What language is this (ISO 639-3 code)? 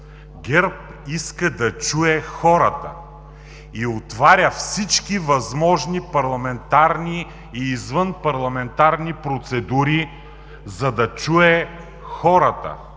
bul